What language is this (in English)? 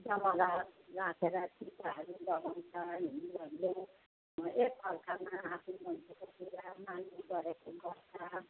Nepali